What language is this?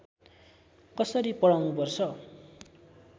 Nepali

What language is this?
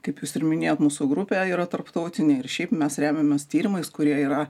Lithuanian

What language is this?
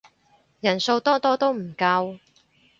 Cantonese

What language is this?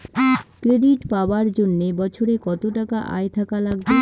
Bangla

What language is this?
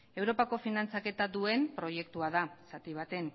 Basque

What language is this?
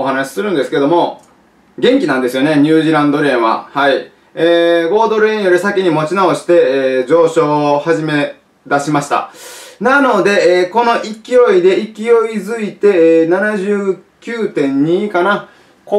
Japanese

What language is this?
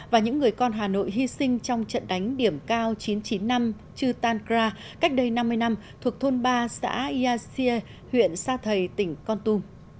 Vietnamese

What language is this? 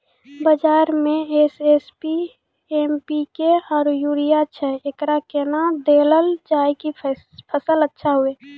Maithili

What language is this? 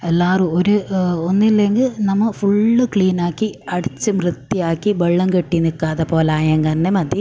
Malayalam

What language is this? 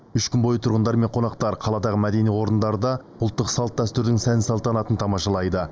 Kazakh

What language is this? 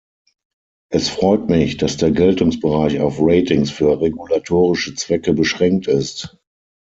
German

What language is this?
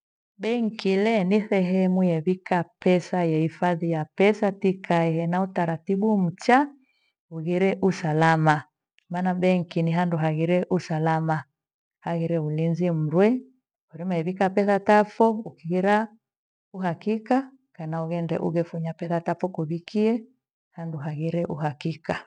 Gweno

